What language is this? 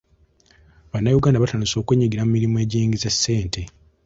Ganda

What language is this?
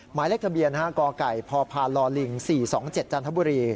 Thai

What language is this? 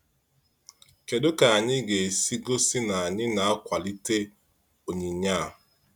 Igbo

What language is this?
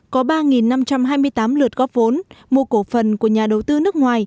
Vietnamese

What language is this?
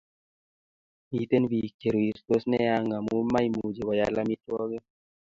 Kalenjin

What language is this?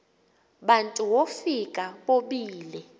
Xhosa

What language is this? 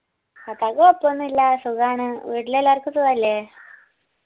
Malayalam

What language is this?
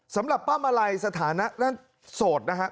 Thai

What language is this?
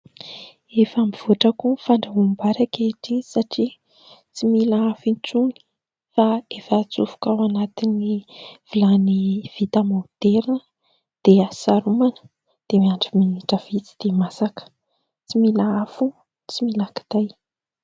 Malagasy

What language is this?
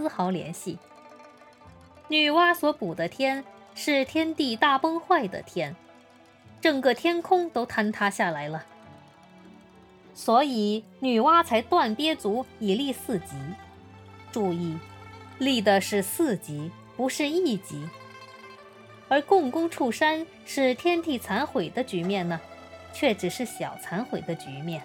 Chinese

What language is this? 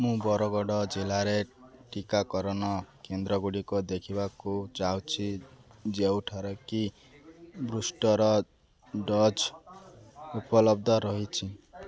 Odia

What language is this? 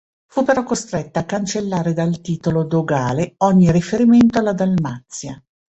Italian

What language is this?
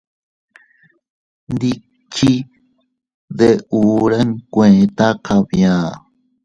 Teutila Cuicatec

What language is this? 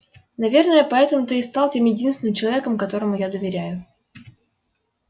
Russian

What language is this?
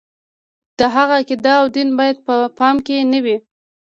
Pashto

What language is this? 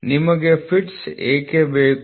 Kannada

